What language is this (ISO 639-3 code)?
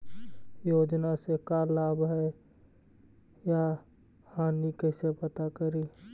mag